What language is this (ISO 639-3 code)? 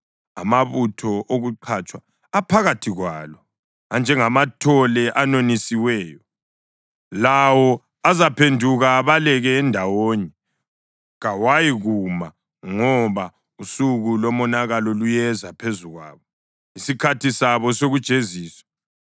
nde